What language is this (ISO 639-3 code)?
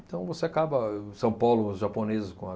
por